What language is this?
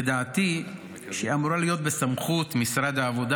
Hebrew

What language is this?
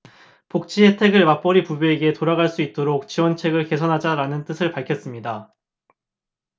Korean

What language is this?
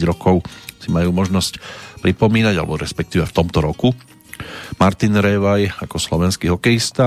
Slovak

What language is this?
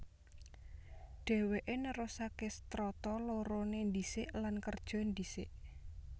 Javanese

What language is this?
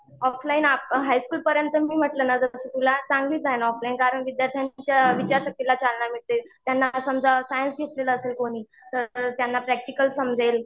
Marathi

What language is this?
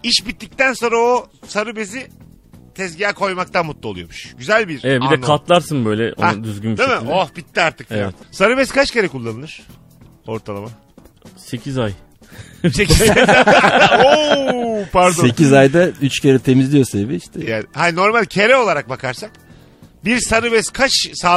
Turkish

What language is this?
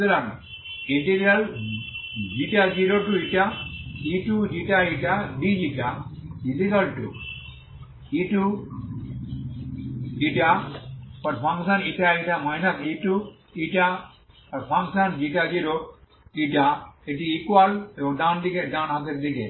Bangla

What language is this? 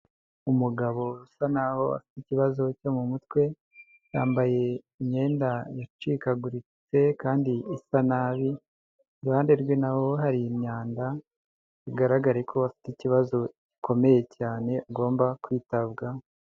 Kinyarwanda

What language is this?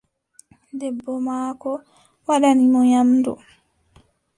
Adamawa Fulfulde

